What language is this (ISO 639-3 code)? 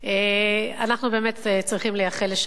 heb